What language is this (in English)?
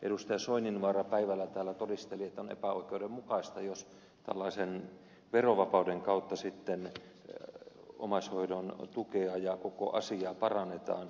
Finnish